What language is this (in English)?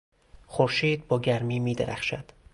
Persian